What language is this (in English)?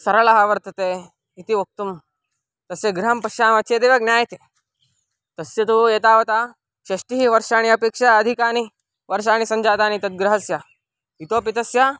Sanskrit